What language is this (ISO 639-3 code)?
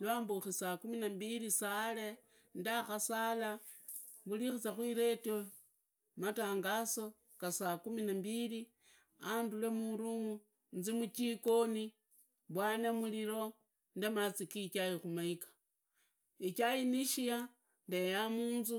ida